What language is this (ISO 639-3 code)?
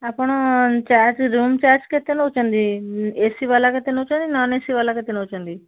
ori